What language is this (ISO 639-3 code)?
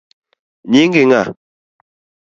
luo